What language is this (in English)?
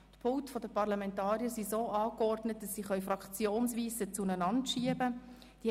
Swiss German